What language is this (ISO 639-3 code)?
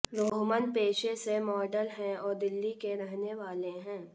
hin